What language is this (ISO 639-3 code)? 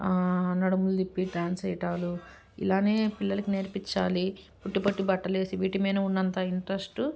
tel